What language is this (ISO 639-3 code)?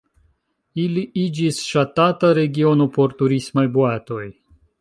epo